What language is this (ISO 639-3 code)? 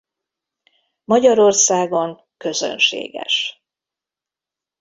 hun